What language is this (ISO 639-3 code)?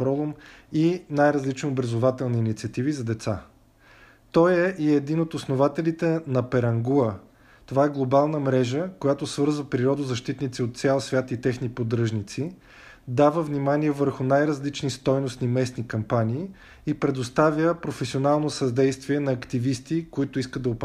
bul